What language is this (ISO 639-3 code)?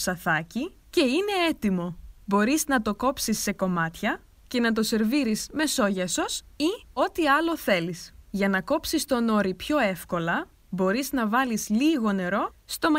ell